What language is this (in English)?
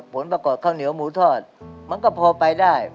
Thai